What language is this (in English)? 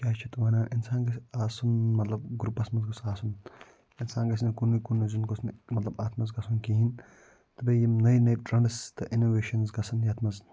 Kashmiri